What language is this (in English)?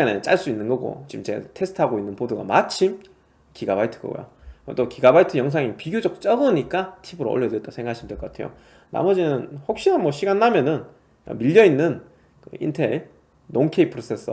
Korean